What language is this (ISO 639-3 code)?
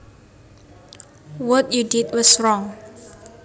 jav